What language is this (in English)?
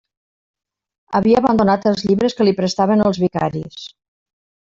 Catalan